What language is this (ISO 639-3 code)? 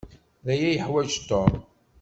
kab